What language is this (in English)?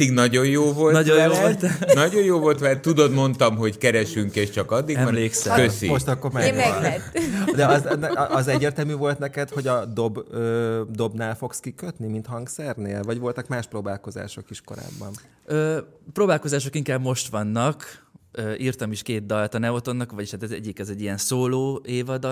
Hungarian